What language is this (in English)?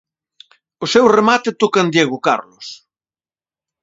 Galician